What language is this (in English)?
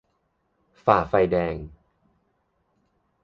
Thai